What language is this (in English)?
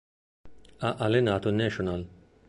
Italian